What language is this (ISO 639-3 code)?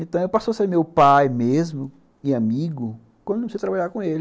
por